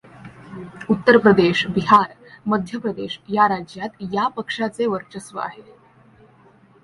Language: Marathi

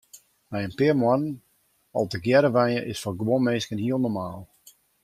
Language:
Western Frisian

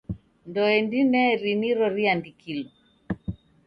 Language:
Taita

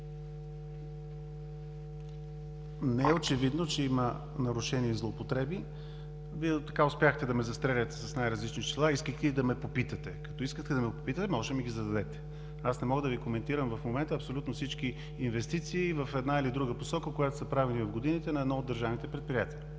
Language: Bulgarian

